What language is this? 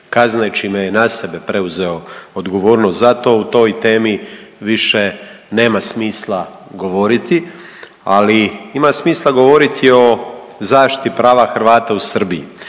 Croatian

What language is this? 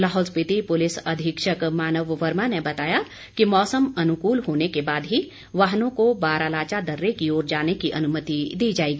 Hindi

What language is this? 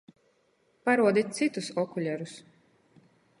Latgalian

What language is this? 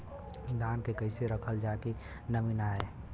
Bhojpuri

